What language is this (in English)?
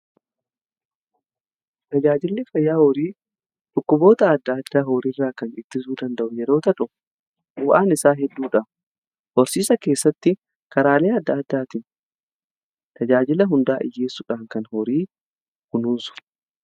Oromo